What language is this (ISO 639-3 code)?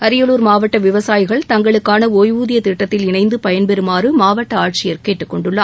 tam